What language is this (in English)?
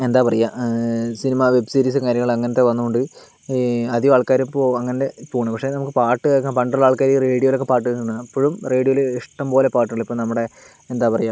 Malayalam